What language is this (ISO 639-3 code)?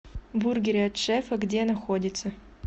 rus